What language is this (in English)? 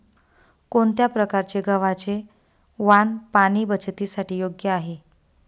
Marathi